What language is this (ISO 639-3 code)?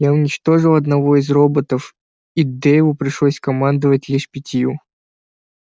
rus